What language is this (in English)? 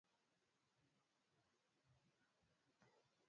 Swahili